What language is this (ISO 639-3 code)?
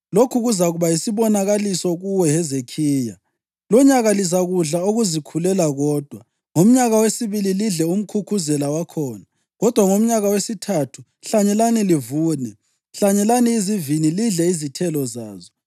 nde